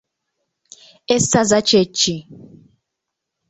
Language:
Ganda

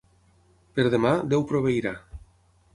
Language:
Catalan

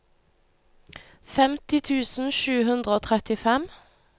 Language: Norwegian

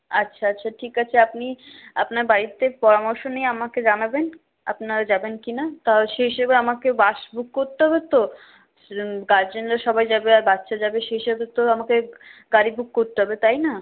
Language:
Bangla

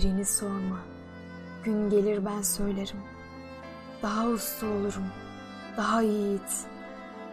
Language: Turkish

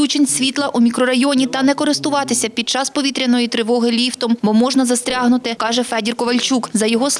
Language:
Ukrainian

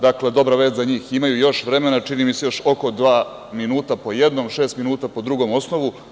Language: Serbian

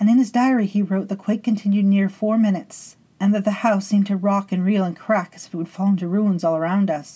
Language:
English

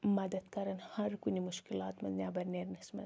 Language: Kashmiri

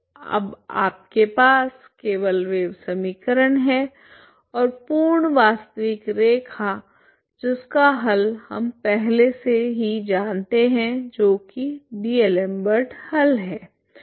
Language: Hindi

